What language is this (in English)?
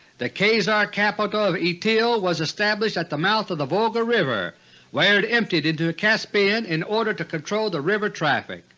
English